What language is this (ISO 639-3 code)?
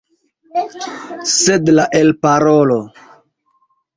epo